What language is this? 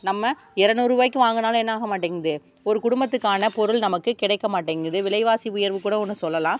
Tamil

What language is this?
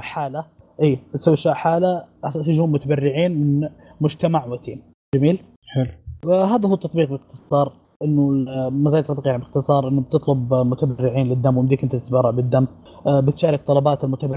Arabic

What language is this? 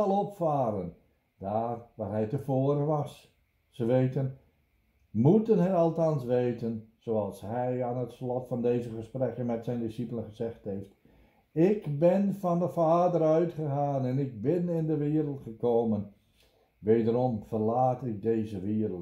Dutch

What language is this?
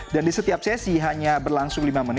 Indonesian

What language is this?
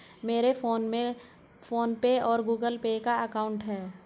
Hindi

